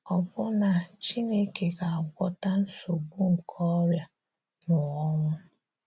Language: Igbo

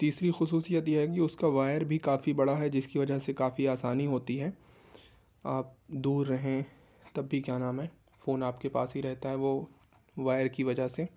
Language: Urdu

